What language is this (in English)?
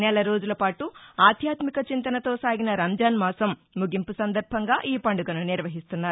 Telugu